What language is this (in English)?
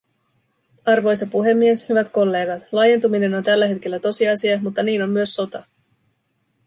Finnish